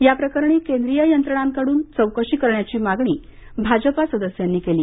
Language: Marathi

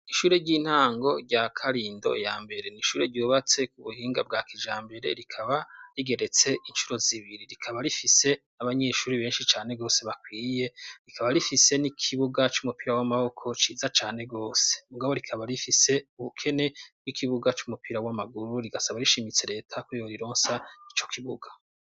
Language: Rundi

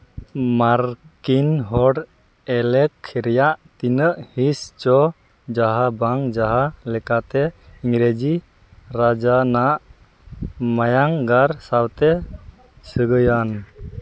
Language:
Santali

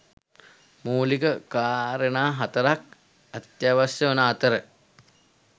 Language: Sinhala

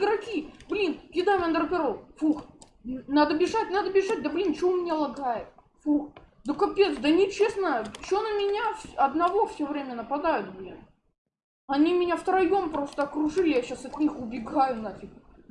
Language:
Russian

